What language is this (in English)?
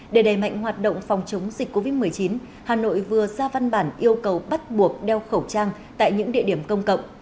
Vietnamese